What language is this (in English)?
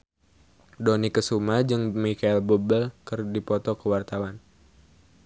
Sundanese